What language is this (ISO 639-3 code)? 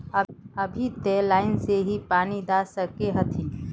mag